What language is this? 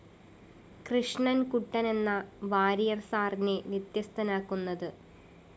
Malayalam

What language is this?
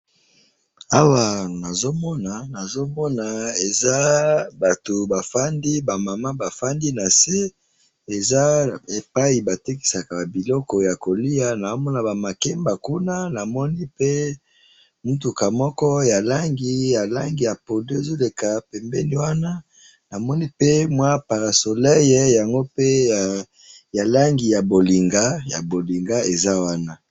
Lingala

